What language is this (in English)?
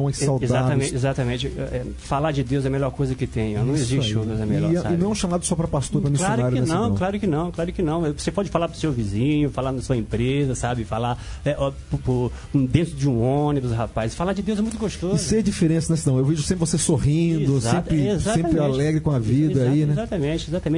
Portuguese